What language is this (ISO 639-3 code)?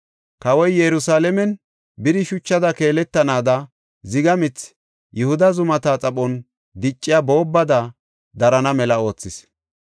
gof